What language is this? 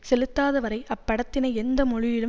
Tamil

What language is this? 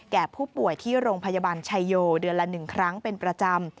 Thai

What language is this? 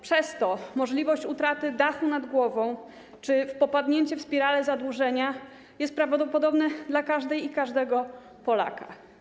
Polish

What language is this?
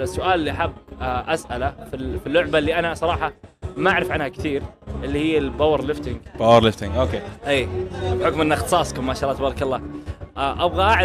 Arabic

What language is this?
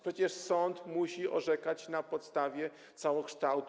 Polish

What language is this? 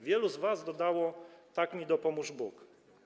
Polish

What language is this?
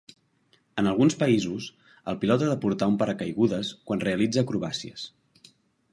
Catalan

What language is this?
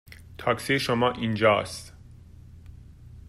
Persian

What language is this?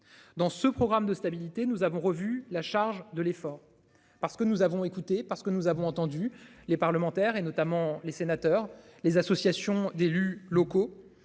French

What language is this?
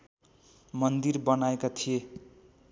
Nepali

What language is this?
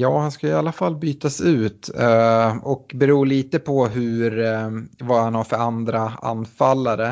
Swedish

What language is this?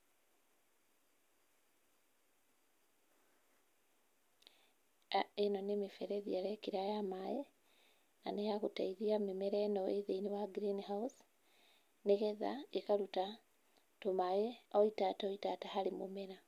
Kikuyu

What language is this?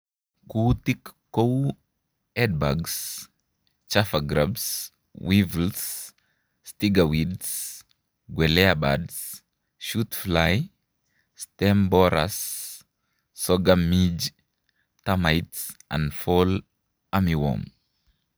Kalenjin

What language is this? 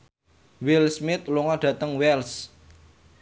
Javanese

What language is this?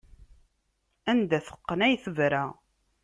Kabyle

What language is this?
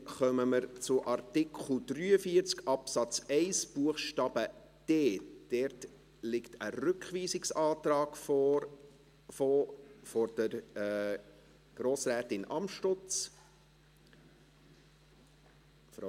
Swiss German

